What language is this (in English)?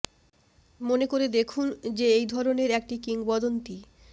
Bangla